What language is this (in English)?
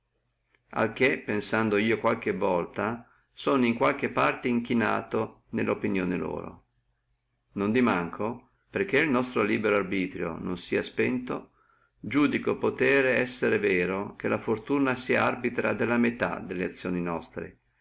Italian